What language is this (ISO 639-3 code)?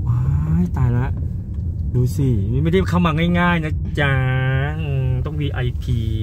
tha